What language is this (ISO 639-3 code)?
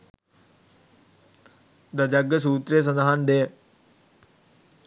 sin